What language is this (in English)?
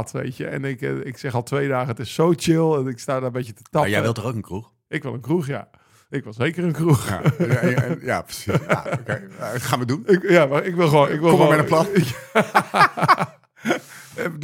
Dutch